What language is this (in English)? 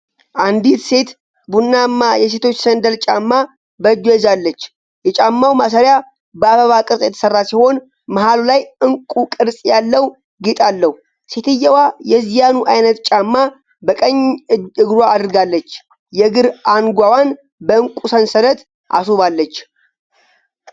Amharic